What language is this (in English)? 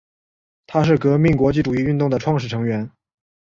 Chinese